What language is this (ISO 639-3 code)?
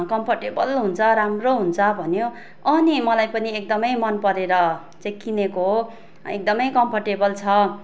nep